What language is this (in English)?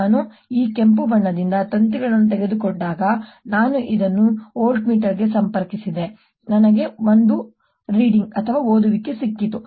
Kannada